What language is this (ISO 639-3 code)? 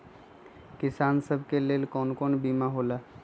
mag